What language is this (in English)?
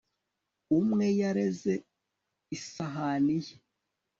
Kinyarwanda